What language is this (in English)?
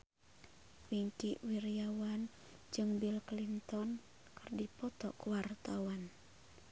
Sundanese